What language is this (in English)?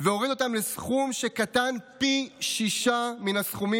Hebrew